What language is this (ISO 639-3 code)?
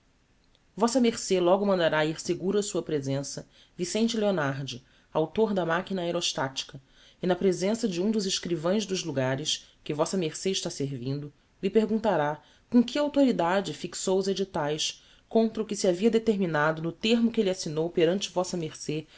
por